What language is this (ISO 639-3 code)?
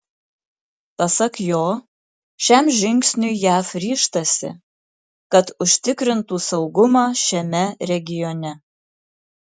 lit